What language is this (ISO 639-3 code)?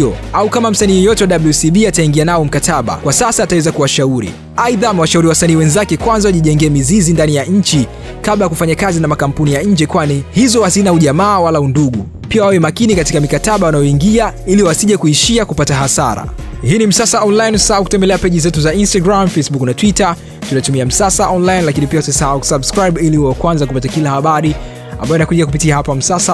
swa